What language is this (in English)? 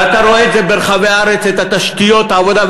Hebrew